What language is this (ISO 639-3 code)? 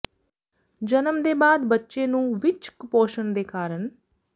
pan